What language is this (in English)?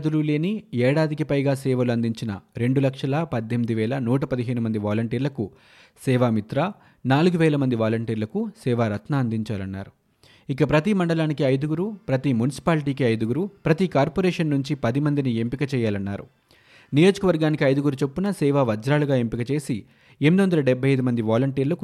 Telugu